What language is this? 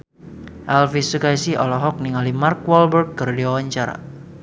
Sundanese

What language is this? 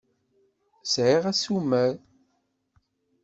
Kabyle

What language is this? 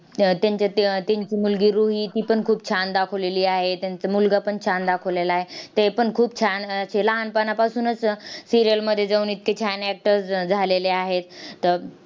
Marathi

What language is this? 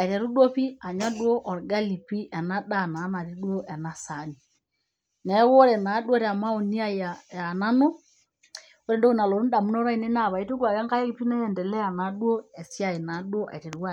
Masai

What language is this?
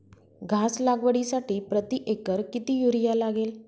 Marathi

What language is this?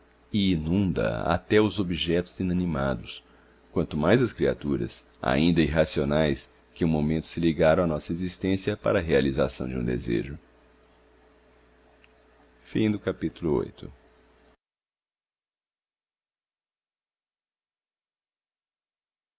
Portuguese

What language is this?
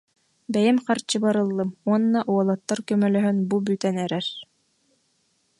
Yakut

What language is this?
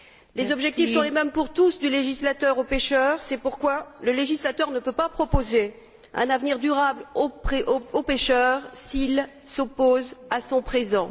French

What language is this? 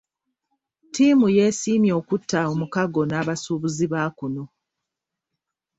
Ganda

